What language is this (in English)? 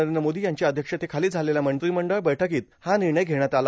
Marathi